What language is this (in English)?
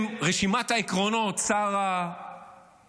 Hebrew